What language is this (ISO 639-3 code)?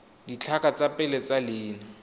tsn